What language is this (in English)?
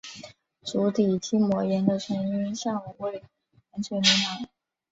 Chinese